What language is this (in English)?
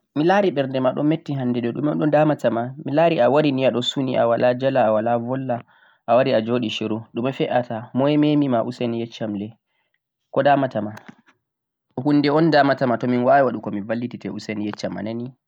Central-Eastern Niger Fulfulde